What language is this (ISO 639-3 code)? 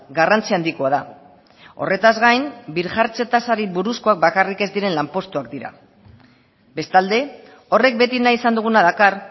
eus